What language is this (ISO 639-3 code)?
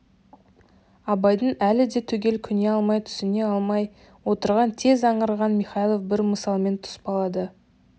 kaz